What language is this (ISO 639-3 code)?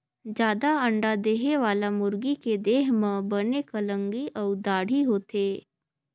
hne